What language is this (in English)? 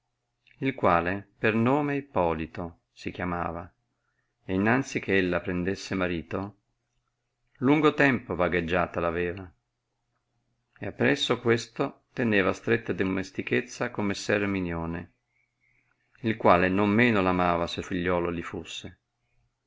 Italian